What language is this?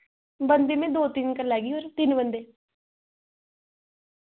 Dogri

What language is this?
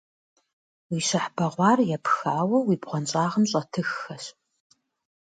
Kabardian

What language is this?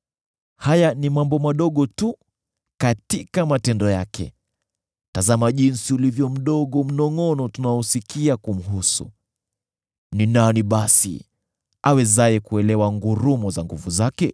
Swahili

